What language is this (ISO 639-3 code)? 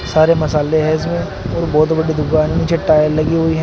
hin